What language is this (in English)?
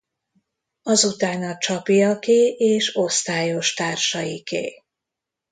Hungarian